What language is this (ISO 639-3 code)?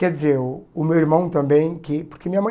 por